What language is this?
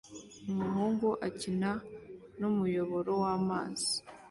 Kinyarwanda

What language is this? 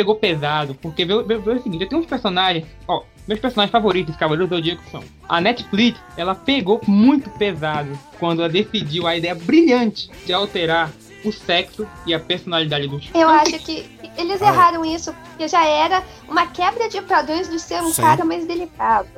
Portuguese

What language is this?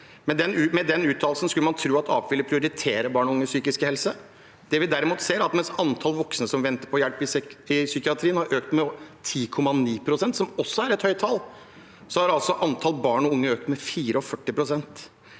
Norwegian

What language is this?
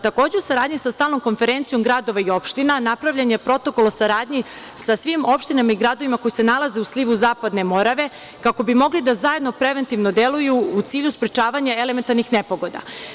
Serbian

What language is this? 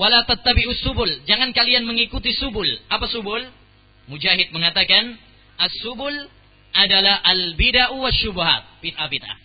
Malay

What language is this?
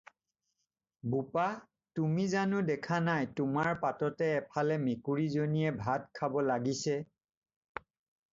Assamese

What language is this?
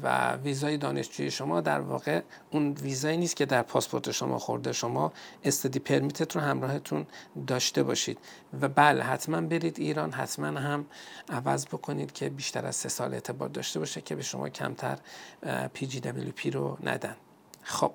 Persian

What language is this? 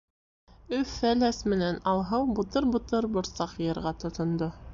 Bashkir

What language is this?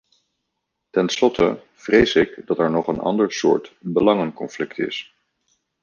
Dutch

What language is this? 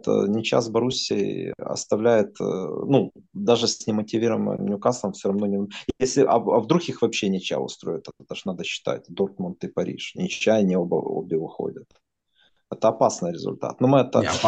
Russian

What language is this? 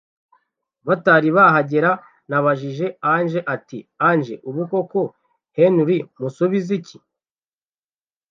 Kinyarwanda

